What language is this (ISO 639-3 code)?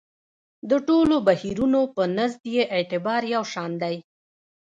pus